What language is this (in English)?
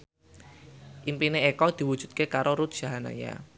Javanese